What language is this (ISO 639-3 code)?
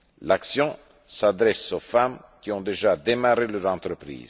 fra